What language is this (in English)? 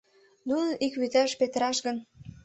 Mari